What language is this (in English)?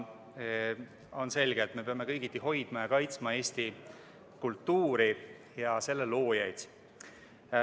Estonian